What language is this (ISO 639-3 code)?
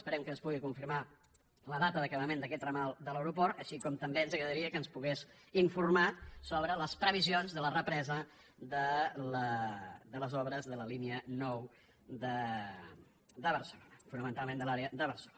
cat